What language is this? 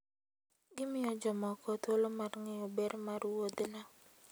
Luo (Kenya and Tanzania)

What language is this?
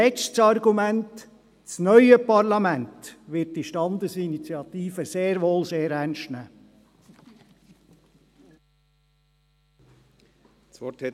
Swiss German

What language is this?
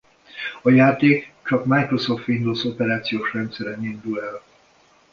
Hungarian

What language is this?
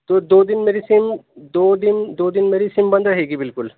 Urdu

